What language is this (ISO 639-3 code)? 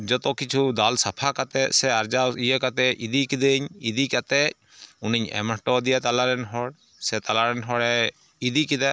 sat